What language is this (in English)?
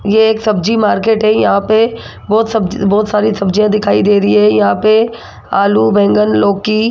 Hindi